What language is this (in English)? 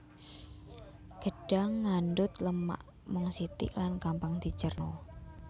Javanese